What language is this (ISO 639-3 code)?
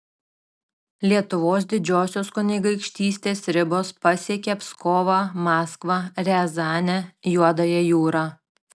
lit